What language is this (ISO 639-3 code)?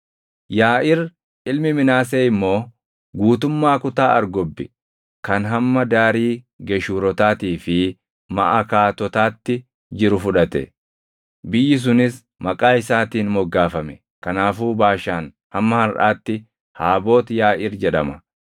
orm